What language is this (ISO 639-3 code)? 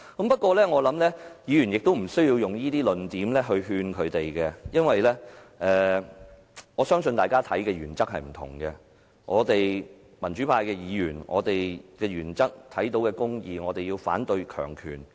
yue